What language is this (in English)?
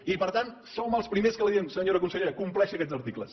Catalan